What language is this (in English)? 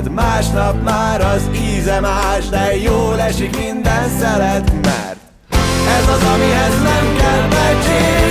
Hungarian